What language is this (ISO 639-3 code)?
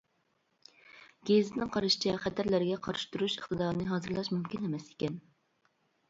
uig